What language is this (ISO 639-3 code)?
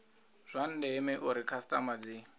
ven